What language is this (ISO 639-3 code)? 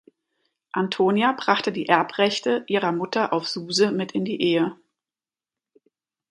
deu